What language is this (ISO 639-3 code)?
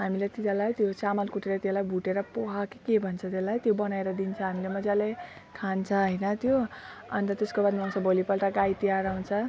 nep